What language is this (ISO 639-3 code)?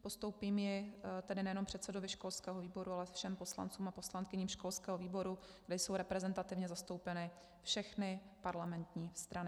ces